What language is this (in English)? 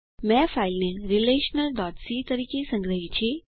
Gujarati